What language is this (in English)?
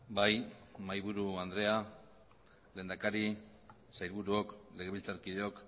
Basque